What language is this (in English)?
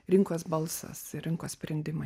Lithuanian